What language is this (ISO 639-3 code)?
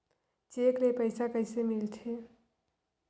hne